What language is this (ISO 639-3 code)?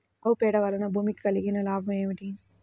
tel